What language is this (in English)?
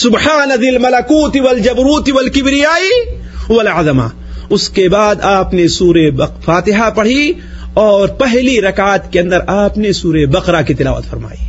Urdu